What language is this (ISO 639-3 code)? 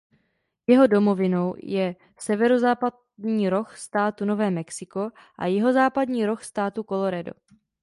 ces